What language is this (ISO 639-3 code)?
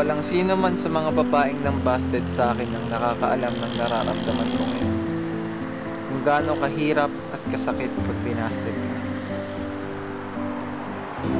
fil